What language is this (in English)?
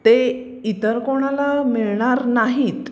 Marathi